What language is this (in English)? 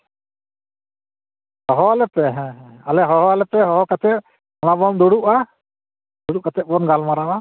Santali